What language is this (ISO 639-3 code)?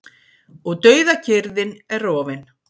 isl